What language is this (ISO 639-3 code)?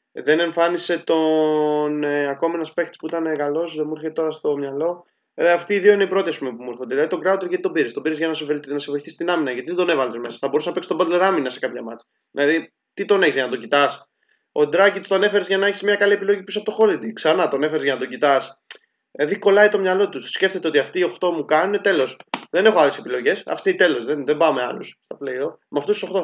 ell